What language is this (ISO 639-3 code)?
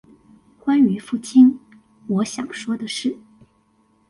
zho